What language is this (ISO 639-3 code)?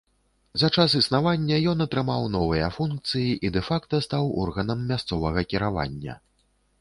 bel